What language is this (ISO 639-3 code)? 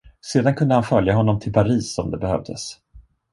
swe